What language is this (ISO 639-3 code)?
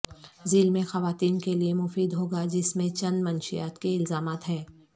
urd